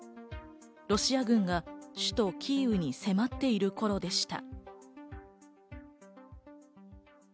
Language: Japanese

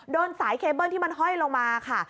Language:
Thai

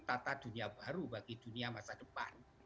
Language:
Indonesian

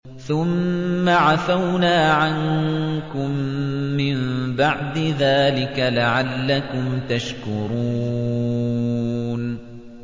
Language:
Arabic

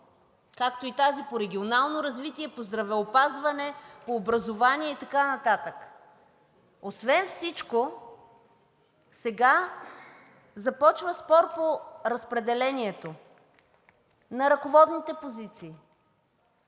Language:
Bulgarian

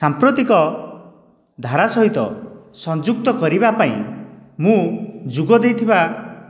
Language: Odia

